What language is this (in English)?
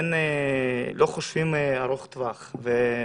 Hebrew